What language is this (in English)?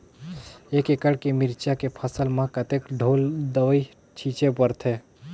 Chhattisgarhi